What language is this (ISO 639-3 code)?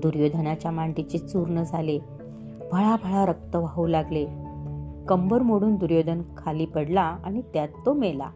mar